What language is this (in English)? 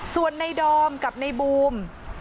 Thai